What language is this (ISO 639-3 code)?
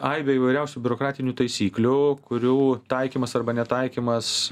lit